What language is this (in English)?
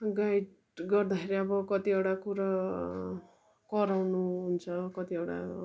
Nepali